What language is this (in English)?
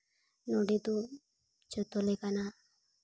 Santali